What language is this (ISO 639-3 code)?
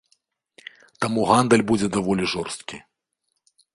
bel